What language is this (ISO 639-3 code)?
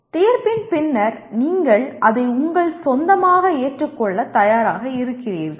tam